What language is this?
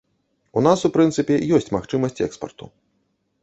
Belarusian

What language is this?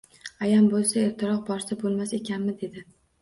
Uzbek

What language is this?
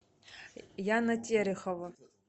Russian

